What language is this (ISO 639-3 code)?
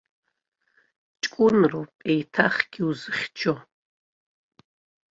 abk